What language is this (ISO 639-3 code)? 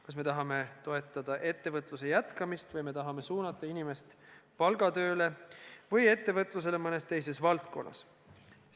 est